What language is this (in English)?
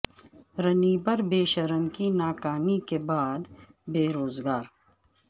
Urdu